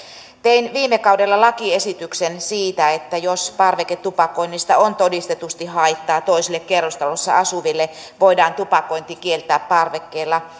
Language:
Finnish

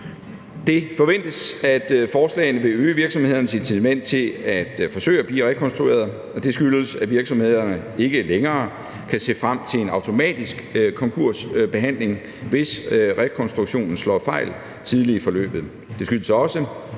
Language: Danish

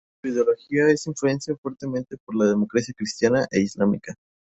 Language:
Spanish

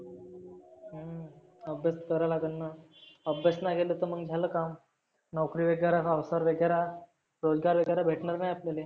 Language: Marathi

